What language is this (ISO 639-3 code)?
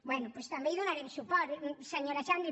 cat